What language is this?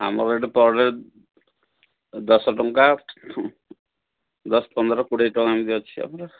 Odia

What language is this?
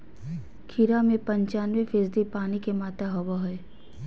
Magahi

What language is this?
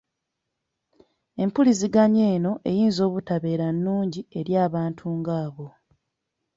Ganda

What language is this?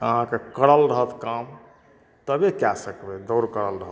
Maithili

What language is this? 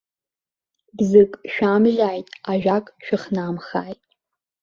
Abkhazian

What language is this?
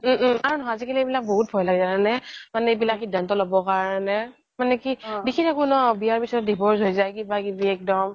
Assamese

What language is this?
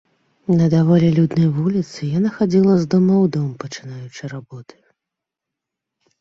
Belarusian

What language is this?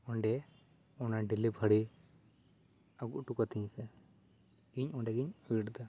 Santali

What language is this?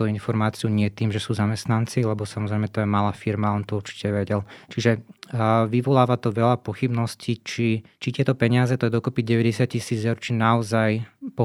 Slovak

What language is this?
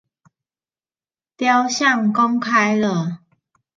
Chinese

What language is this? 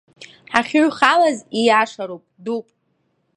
Abkhazian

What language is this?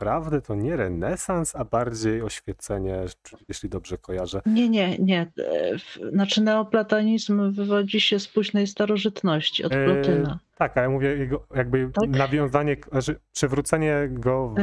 Polish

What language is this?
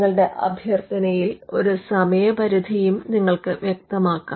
Malayalam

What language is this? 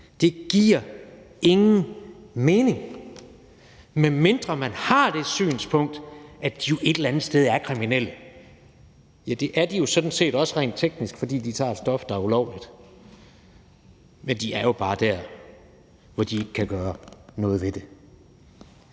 Danish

